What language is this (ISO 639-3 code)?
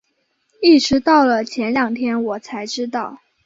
zho